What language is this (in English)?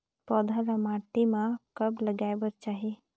Chhattisgarhi